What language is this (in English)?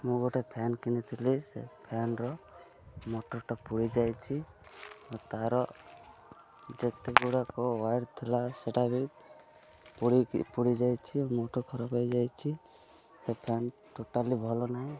Odia